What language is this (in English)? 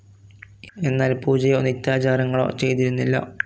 Malayalam